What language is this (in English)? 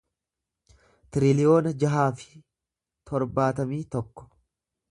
Oromo